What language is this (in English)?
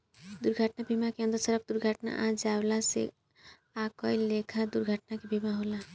Bhojpuri